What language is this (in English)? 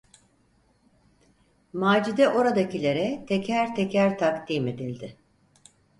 Turkish